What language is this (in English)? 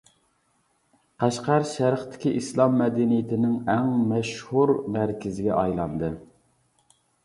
Uyghur